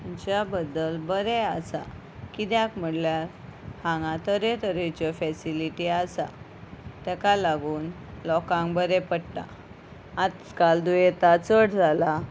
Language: Konkani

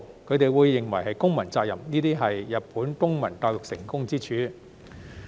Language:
Cantonese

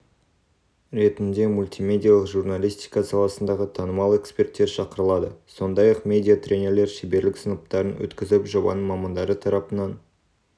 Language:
Kazakh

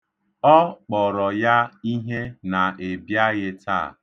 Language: Igbo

